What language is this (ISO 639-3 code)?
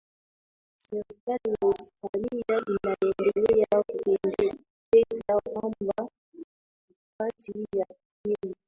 swa